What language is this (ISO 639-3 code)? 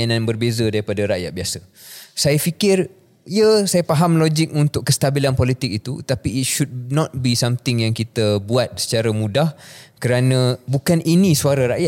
msa